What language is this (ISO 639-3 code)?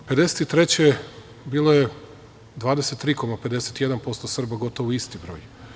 srp